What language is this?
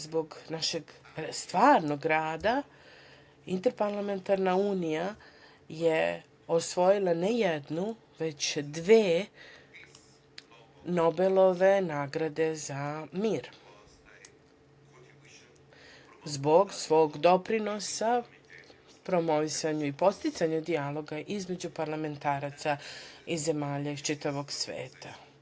Serbian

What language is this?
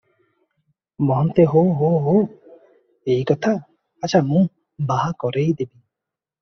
Odia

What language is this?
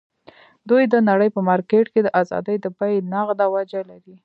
Pashto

